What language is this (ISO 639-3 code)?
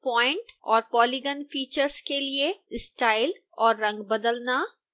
hin